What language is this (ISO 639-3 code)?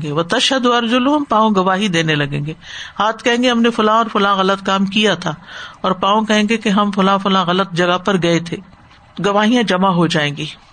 urd